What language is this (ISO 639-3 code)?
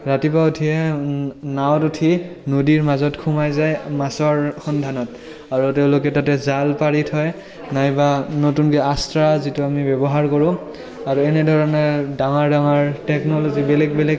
asm